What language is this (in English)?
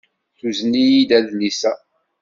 Kabyle